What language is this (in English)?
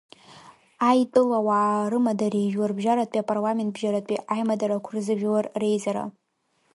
Abkhazian